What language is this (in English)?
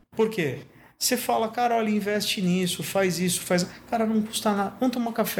Portuguese